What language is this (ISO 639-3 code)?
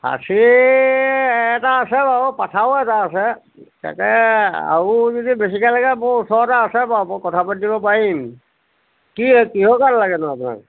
asm